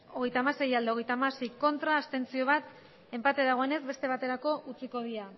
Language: Basque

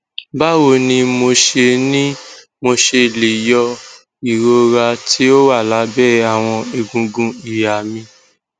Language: Yoruba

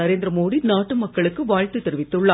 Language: Tamil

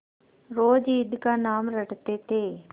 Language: Hindi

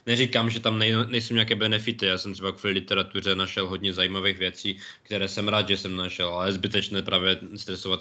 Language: Czech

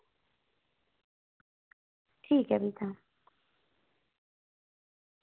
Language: Dogri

